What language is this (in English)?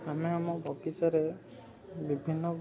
Odia